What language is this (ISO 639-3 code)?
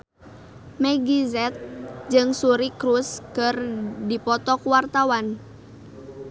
sun